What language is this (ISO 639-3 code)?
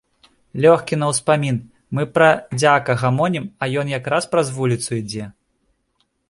bel